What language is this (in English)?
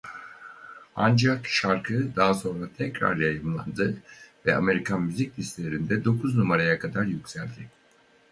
Turkish